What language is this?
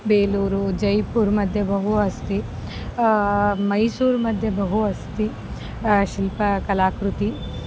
Sanskrit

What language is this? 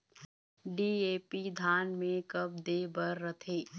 Chhattisgarhi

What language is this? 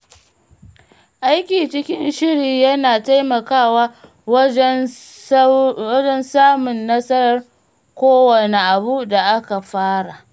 Hausa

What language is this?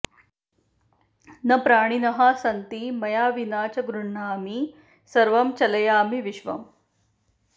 Sanskrit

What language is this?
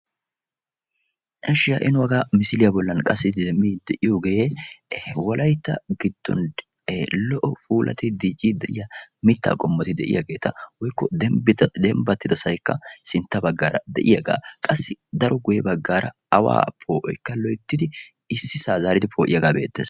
Wolaytta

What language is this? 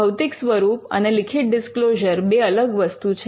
Gujarati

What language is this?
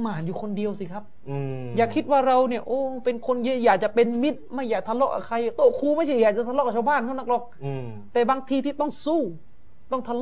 Thai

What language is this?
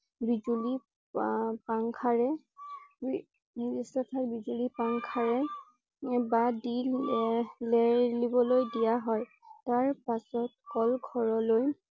Assamese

